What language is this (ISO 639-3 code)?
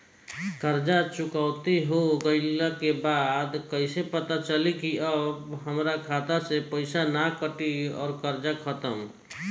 bho